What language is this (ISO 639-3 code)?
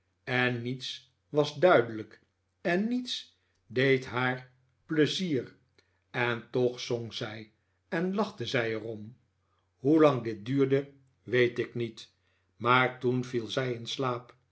nld